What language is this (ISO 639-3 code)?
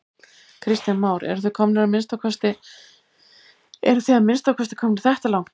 isl